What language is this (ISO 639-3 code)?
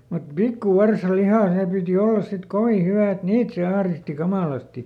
fin